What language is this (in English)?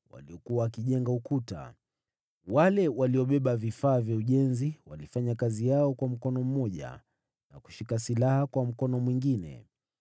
Swahili